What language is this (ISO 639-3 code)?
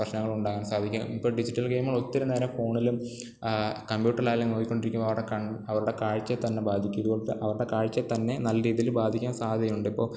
mal